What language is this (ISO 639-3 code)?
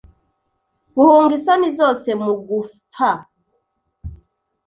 kin